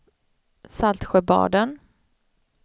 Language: Swedish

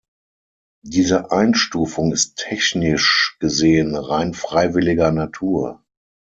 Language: German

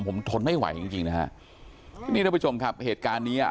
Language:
Thai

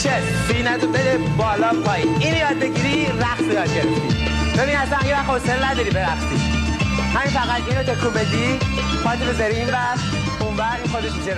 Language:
Persian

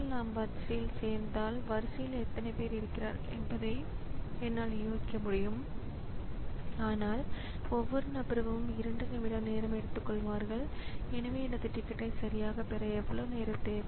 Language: Tamil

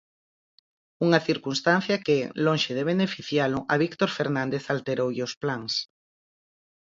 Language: Galician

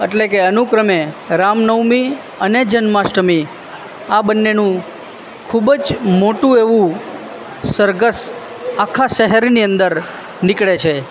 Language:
Gujarati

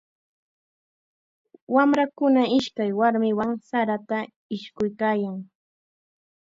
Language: Chiquián Ancash Quechua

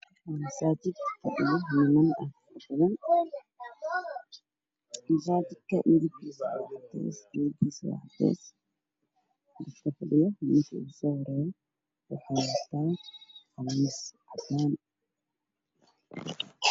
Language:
Somali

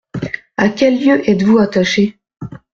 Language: French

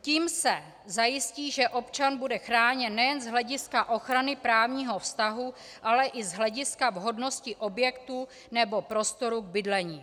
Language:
Czech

